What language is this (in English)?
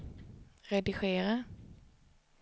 Swedish